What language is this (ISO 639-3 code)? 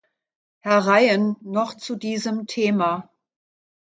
deu